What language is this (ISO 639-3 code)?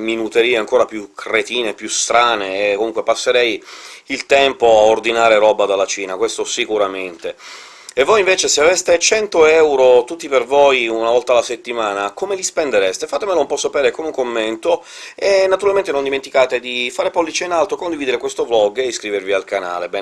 ita